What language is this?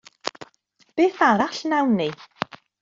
Welsh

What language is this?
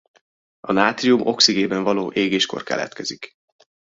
Hungarian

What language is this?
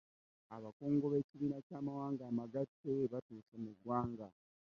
Ganda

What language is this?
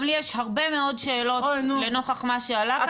Hebrew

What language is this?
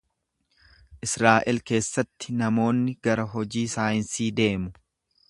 Oromo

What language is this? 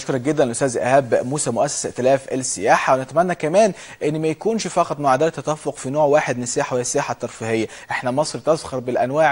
Arabic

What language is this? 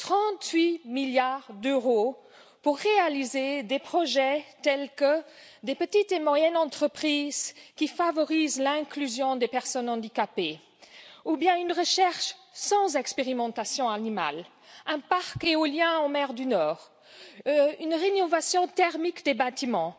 French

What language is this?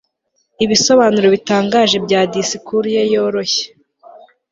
Kinyarwanda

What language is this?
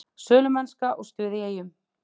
Icelandic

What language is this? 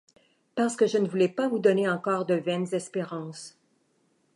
French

